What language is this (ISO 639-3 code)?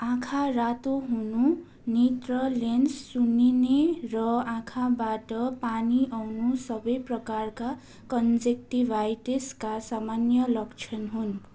nep